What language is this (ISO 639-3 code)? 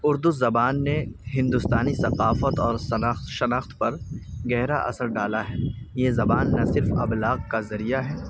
urd